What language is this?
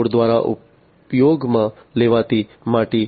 Gujarati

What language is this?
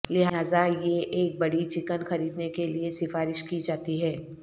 Urdu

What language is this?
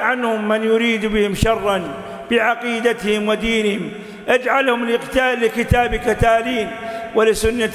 Arabic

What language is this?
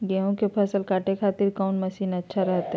Magahi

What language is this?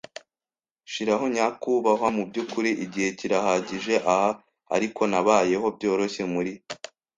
Kinyarwanda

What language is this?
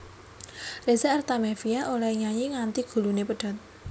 Javanese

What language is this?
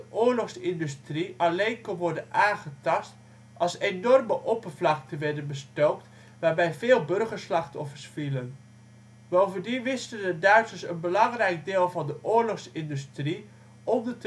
Dutch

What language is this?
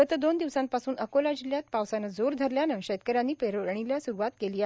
Marathi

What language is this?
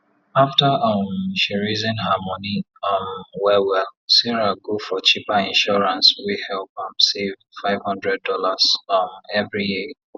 Nigerian Pidgin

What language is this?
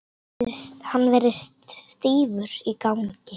Icelandic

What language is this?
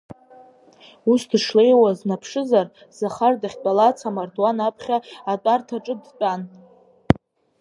Abkhazian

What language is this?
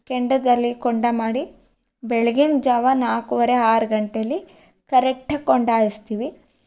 Kannada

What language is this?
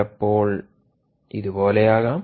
Malayalam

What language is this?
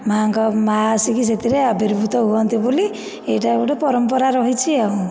Odia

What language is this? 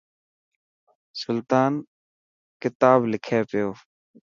Dhatki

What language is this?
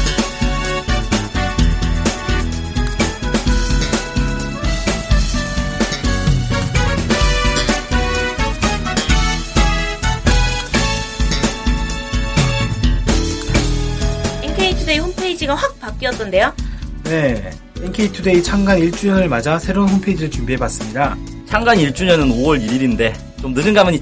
Korean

